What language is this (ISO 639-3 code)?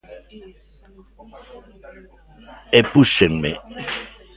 glg